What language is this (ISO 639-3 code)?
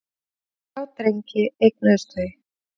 isl